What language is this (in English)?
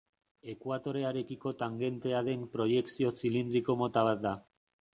Basque